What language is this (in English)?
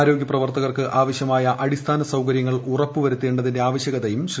Malayalam